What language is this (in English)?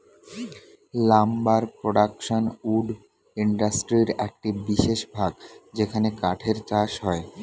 Bangla